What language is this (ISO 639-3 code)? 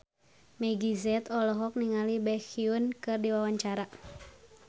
sun